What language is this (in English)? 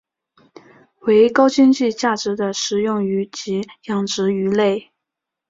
Chinese